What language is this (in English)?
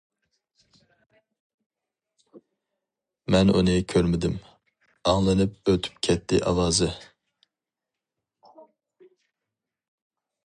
Uyghur